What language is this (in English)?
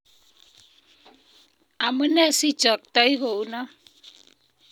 Kalenjin